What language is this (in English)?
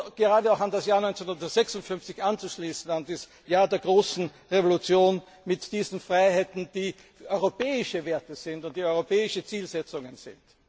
German